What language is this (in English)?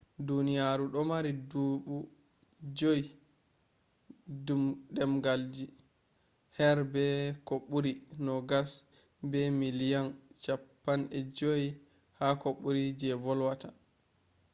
Fula